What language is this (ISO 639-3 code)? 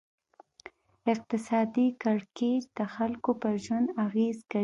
pus